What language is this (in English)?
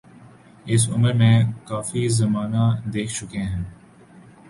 Urdu